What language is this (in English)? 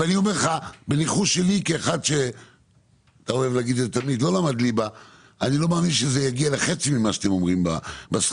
Hebrew